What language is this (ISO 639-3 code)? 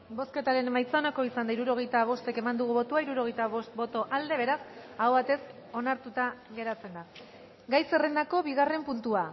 eus